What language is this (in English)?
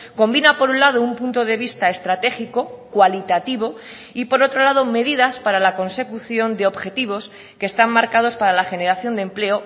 Spanish